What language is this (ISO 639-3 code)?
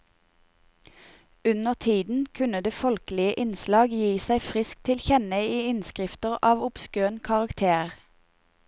nor